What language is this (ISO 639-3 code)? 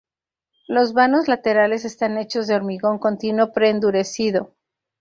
spa